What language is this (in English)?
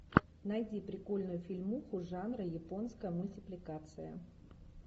Russian